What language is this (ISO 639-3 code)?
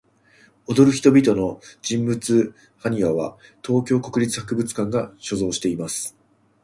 jpn